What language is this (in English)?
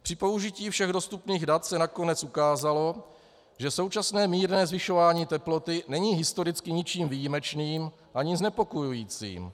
Czech